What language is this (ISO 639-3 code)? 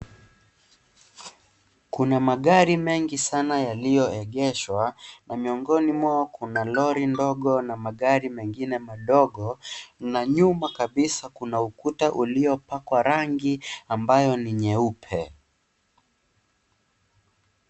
swa